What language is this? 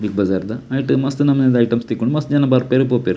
Tulu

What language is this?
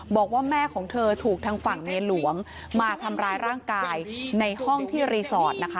Thai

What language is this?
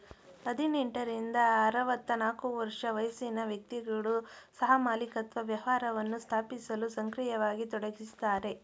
Kannada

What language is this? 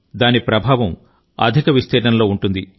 Telugu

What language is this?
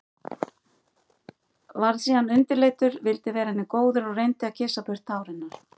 Icelandic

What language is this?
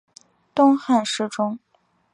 Chinese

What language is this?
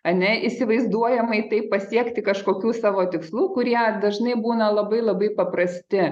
Lithuanian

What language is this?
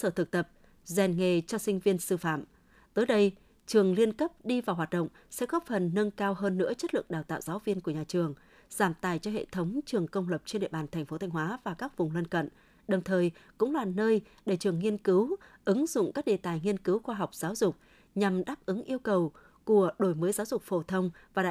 Vietnamese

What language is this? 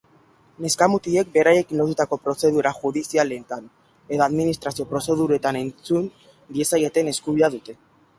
Basque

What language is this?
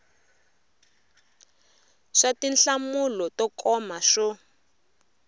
Tsonga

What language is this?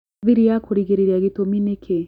Kikuyu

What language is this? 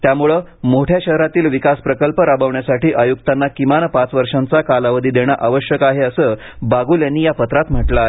Marathi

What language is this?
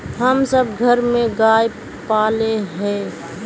Magahi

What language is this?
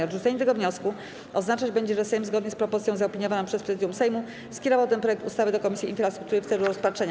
Polish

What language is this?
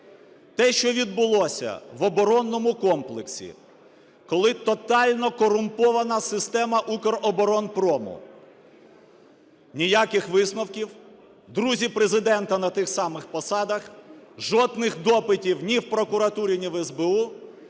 Ukrainian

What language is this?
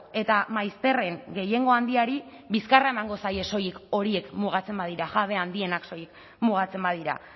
Basque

